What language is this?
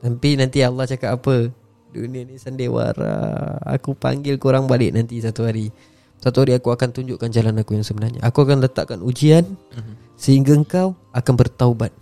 Malay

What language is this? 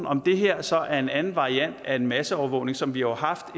Danish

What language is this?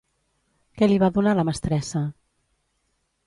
Catalan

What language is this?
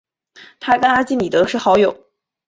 Chinese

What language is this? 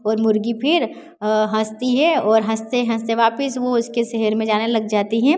Hindi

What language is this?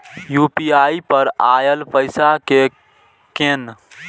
Maithili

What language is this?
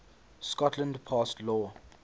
English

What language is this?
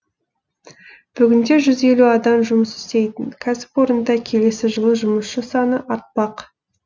Kazakh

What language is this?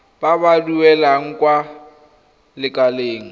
Tswana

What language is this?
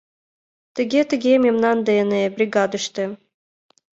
Mari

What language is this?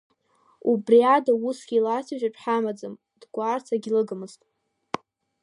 Abkhazian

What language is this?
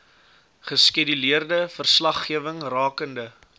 Afrikaans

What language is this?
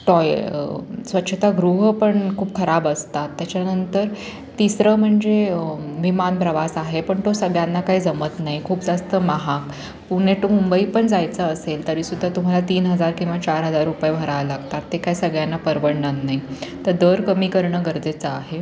Marathi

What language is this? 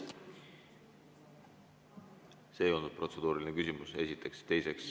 Estonian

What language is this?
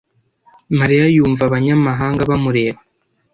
Kinyarwanda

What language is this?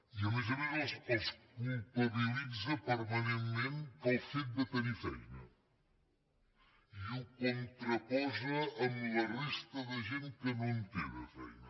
Catalan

